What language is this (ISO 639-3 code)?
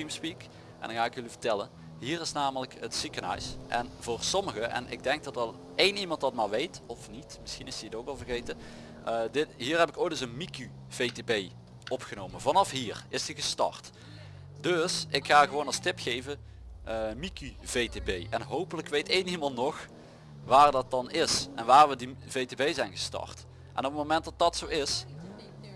nld